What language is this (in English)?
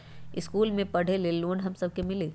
Magahi